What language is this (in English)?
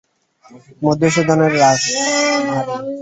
Bangla